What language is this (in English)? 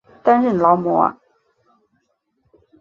Chinese